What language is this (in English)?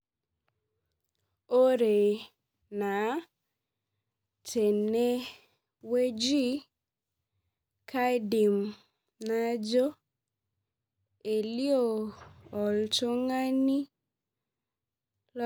Masai